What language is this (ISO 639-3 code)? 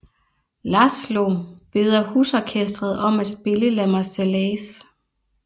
dan